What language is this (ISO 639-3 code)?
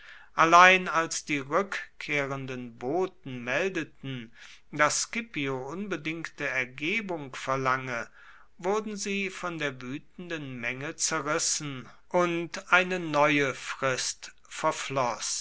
deu